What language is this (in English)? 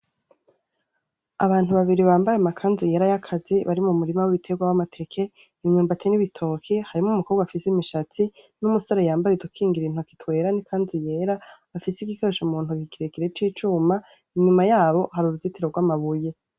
Rundi